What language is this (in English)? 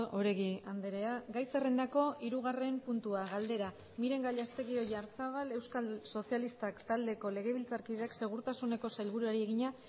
Basque